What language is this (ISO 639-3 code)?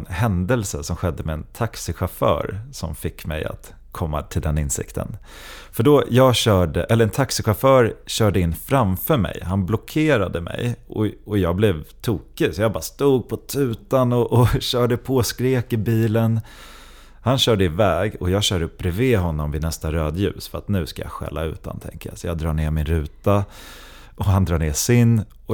swe